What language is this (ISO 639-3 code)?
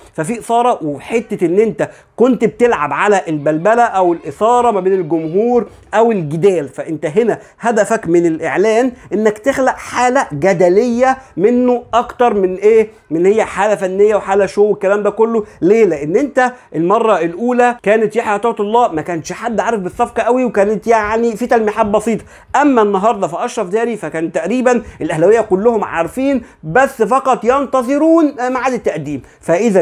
ara